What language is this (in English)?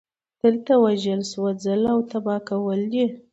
Pashto